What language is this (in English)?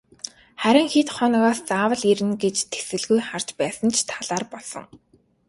Mongolian